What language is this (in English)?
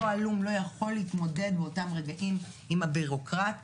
Hebrew